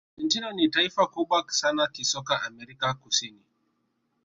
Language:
Swahili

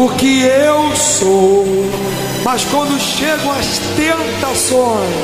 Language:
Portuguese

